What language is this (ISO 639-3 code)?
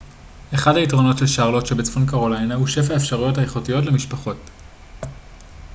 heb